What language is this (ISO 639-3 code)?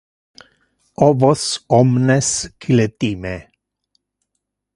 ina